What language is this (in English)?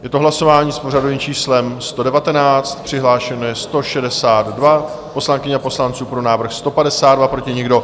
Czech